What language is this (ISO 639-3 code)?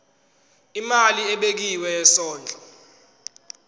zul